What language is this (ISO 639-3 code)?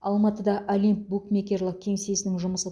kaz